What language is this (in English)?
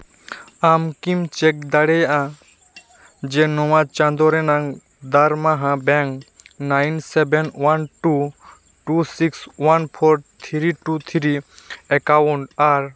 Santali